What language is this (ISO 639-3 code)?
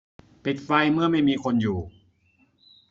tha